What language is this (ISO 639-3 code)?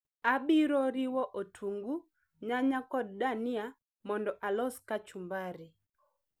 luo